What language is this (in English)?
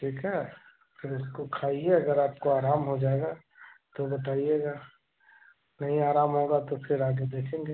Hindi